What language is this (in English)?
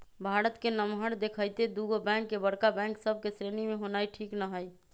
Magahi